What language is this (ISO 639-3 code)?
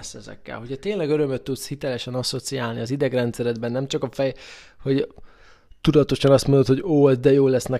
hun